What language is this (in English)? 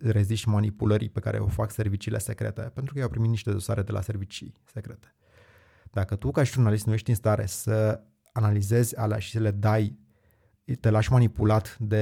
Romanian